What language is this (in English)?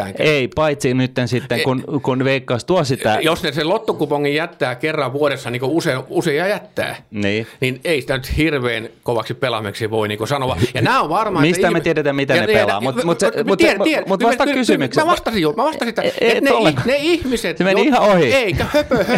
Finnish